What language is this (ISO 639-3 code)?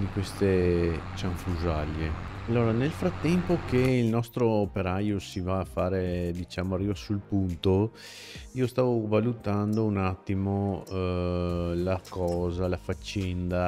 ita